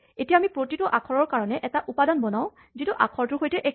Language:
Assamese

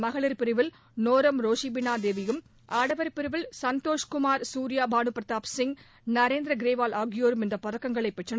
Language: Tamil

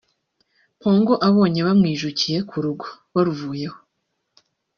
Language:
Kinyarwanda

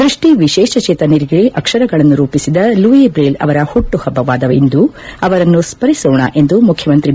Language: Kannada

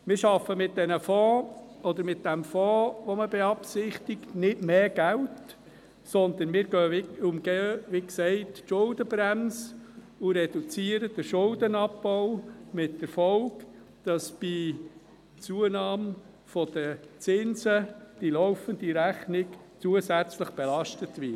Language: Swiss German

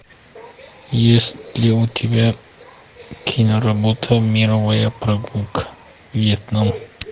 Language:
Russian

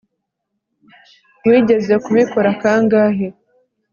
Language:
Kinyarwanda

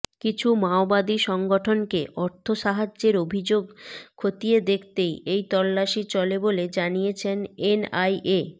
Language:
Bangla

